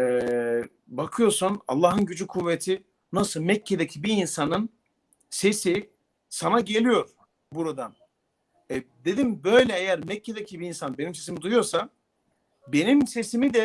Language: Turkish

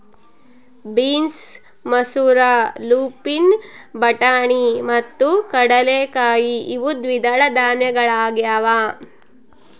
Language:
Kannada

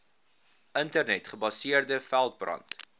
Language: Afrikaans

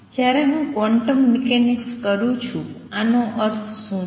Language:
Gujarati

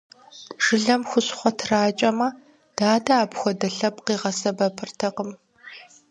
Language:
Kabardian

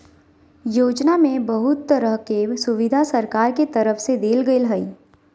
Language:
Magahi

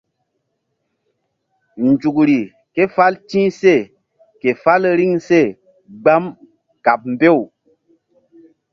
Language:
Mbum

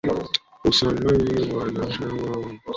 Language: Swahili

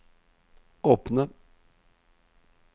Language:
Norwegian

